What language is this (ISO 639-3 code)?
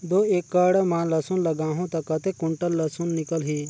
hne